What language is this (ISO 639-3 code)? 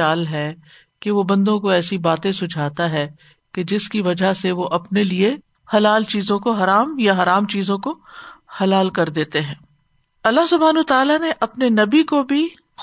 urd